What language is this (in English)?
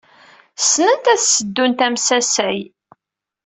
Kabyle